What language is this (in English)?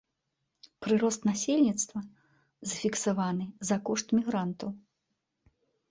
Belarusian